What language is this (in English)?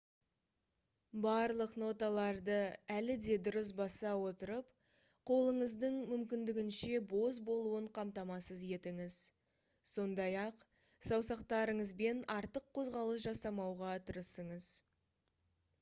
Kazakh